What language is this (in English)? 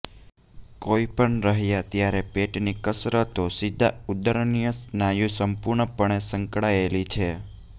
Gujarati